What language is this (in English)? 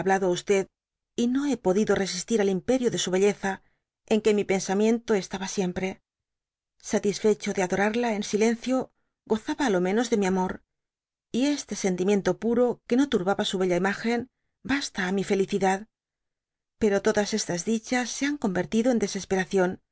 Spanish